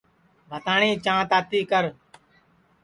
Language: Sansi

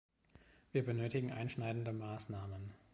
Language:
German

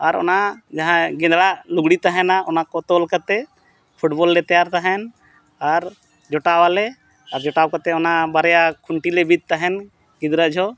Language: Santali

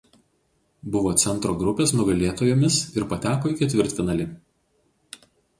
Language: Lithuanian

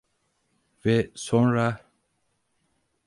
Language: Turkish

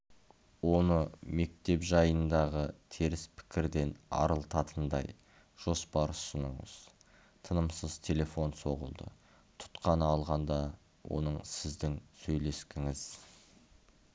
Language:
Kazakh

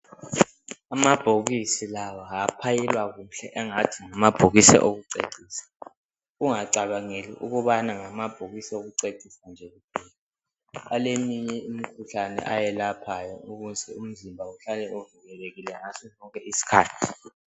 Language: North Ndebele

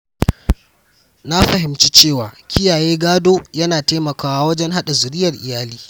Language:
Hausa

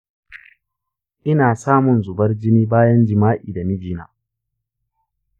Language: Hausa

